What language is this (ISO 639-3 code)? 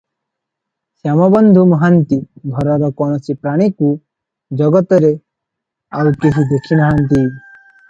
ori